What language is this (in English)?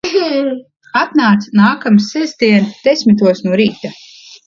Latvian